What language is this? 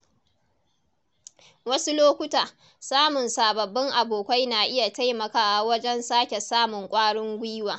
Hausa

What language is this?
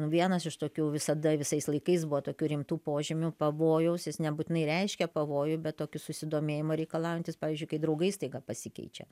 Lithuanian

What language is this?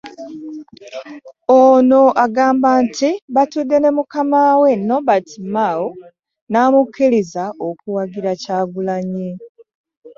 Ganda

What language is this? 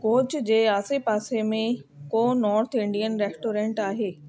Sindhi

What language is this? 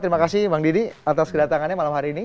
Indonesian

